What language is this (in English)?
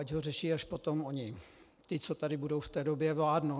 Czech